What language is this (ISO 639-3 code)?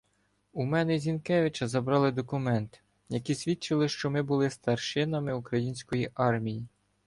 ukr